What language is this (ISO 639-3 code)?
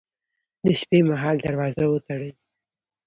pus